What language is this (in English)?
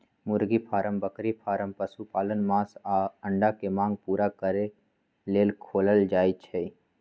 Magahi